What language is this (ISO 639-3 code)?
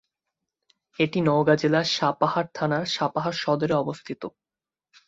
ben